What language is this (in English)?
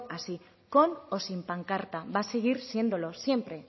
Spanish